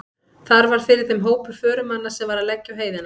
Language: Icelandic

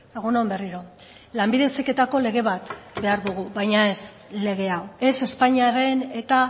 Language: Basque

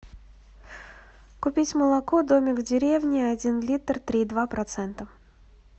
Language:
Russian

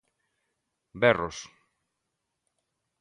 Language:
Galician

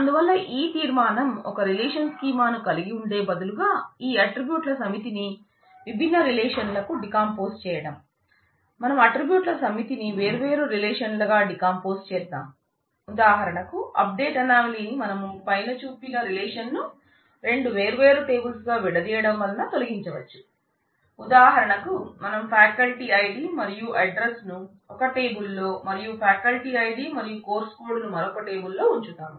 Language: Telugu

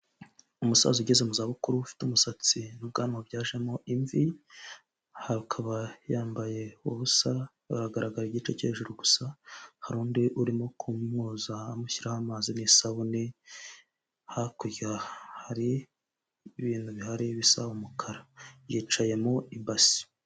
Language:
Kinyarwanda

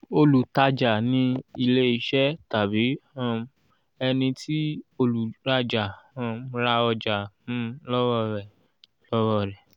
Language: Yoruba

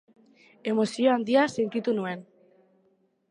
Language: Basque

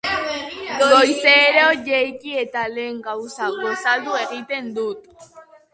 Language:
Basque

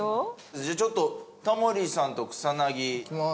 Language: Japanese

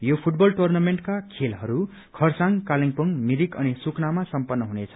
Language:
Nepali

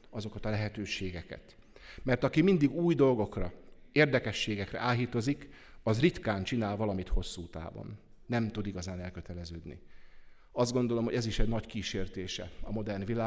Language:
Hungarian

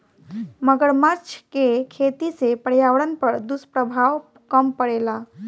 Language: Bhojpuri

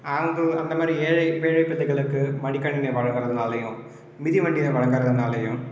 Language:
Tamil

